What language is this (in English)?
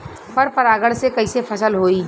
Bhojpuri